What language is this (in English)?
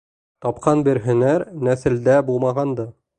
Bashkir